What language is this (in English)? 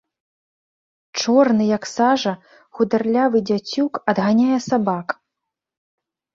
Belarusian